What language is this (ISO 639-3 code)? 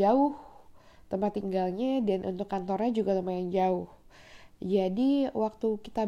ind